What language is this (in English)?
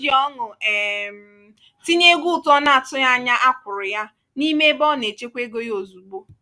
Igbo